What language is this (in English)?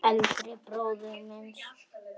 Icelandic